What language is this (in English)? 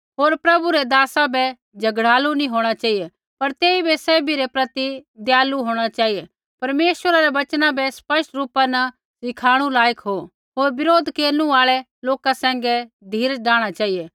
Kullu Pahari